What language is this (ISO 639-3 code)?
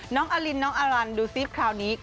tha